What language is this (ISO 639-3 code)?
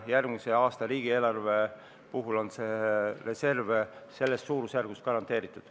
est